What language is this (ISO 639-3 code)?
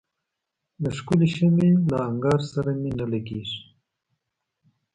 pus